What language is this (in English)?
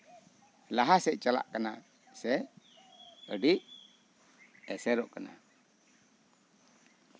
Santali